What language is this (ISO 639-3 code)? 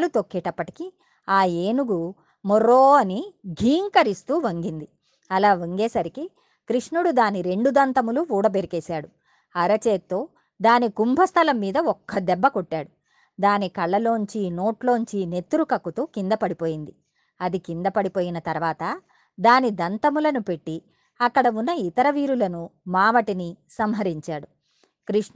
tel